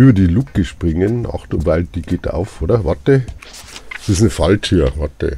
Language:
German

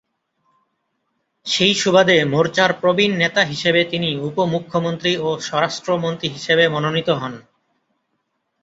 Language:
Bangla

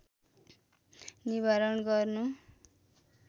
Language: Nepali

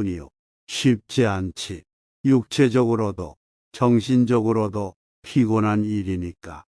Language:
Korean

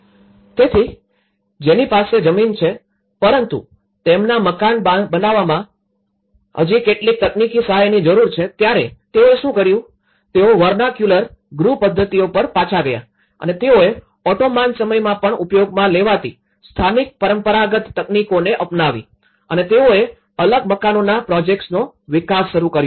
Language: Gujarati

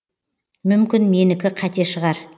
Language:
Kazakh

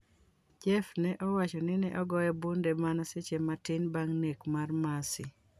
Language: Luo (Kenya and Tanzania)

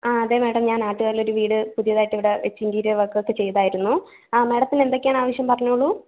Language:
Malayalam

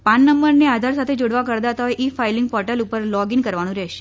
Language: Gujarati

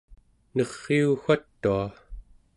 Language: Central Yupik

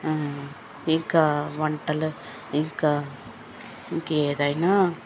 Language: Telugu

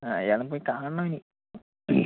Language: Malayalam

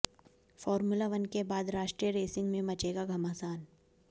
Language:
Hindi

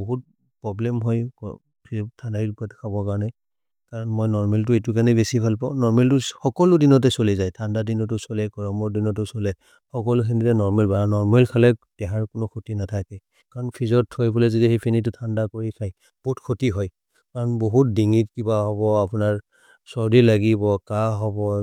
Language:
Maria (India)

